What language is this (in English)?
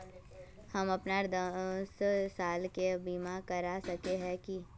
Magahi